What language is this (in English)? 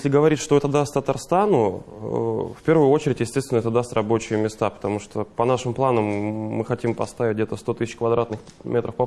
Russian